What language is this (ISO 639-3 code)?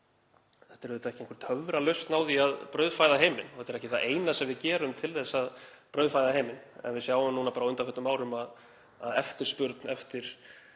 isl